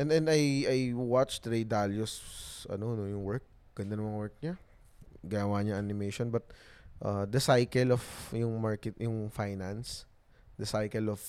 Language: Filipino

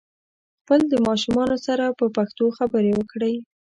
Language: Pashto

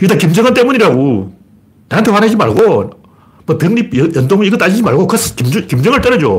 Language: Korean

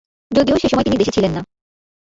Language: Bangla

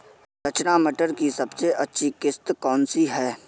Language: Hindi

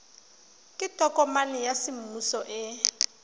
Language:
Tswana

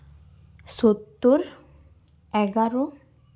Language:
Santali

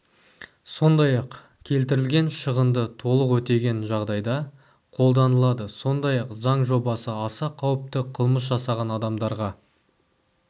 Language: Kazakh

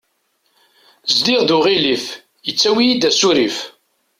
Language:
Kabyle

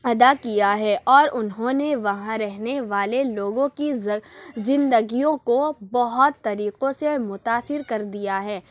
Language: Urdu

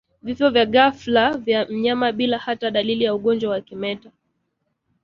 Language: Swahili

